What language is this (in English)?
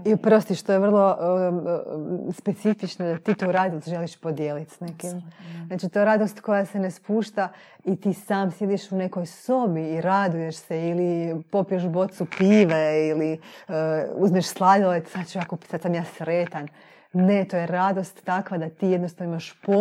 Croatian